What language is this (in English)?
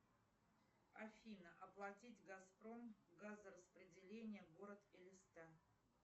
Russian